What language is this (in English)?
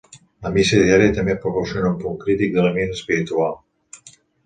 Catalan